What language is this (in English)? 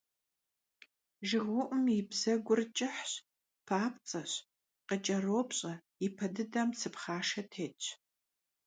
Kabardian